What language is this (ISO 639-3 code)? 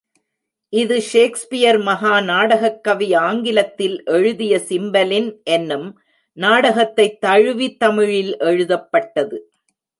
tam